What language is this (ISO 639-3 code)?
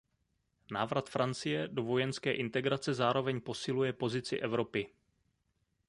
ces